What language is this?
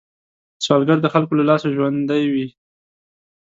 Pashto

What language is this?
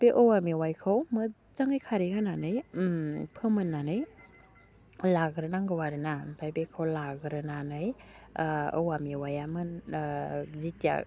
Bodo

